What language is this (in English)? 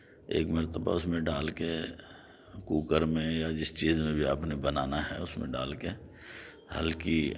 Urdu